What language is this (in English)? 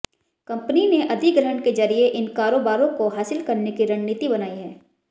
Hindi